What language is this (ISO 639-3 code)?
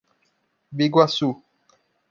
por